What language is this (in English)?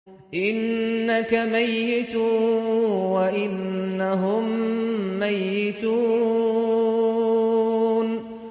Arabic